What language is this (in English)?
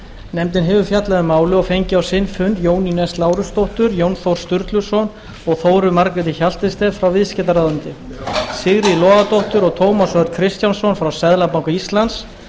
Icelandic